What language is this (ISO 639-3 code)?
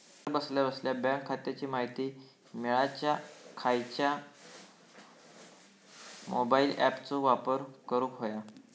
mar